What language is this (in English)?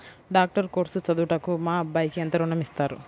Telugu